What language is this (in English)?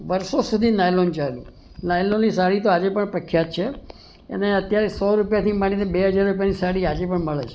Gujarati